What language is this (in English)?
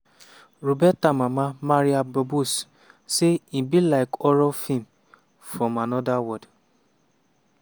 Nigerian Pidgin